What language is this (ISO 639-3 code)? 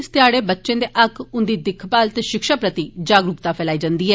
doi